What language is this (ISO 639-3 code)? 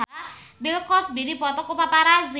sun